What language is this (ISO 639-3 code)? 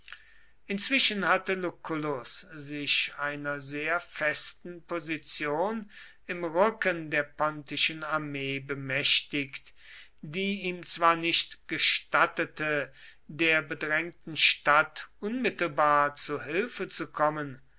deu